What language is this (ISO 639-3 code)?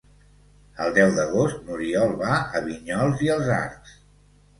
cat